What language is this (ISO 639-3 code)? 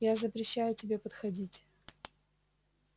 rus